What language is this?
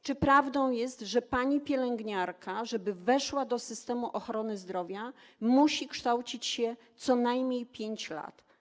Polish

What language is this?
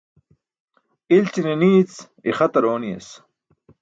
Burushaski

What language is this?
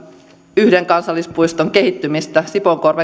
Finnish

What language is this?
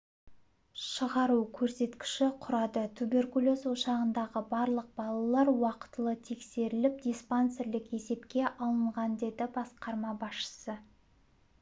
Kazakh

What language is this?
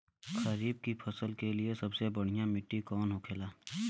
Bhojpuri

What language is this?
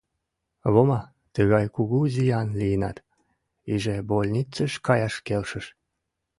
Mari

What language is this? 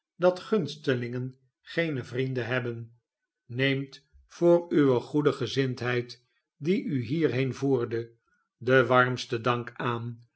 Dutch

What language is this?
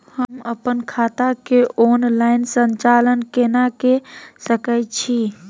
Maithili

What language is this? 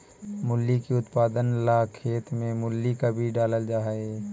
Magahi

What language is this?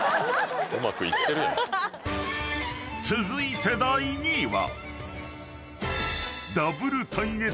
Japanese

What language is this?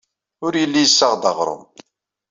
Kabyle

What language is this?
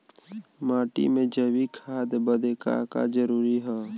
Bhojpuri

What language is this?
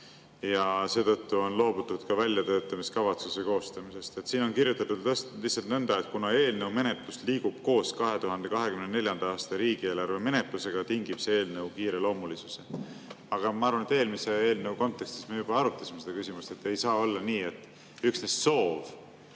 Estonian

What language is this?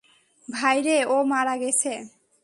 Bangla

